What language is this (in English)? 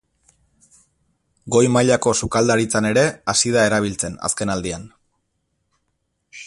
Basque